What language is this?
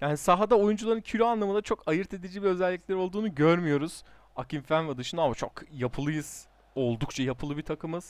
Turkish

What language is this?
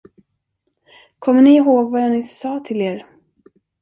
Swedish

